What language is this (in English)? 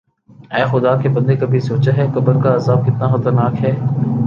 Urdu